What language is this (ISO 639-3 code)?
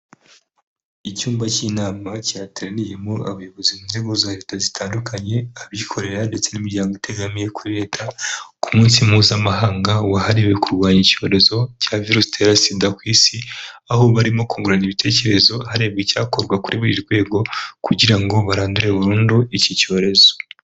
kin